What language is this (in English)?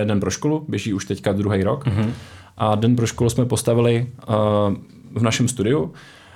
Czech